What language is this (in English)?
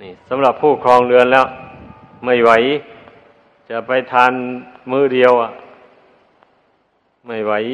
Thai